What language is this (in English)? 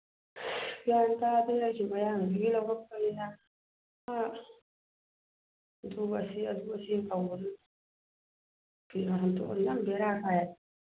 Manipuri